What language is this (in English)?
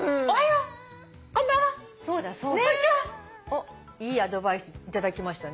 Japanese